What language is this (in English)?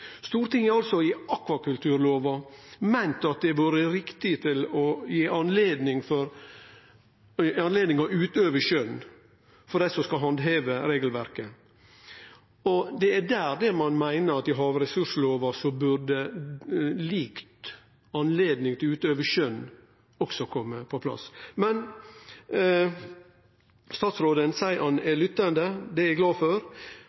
Norwegian Nynorsk